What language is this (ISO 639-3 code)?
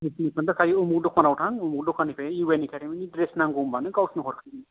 brx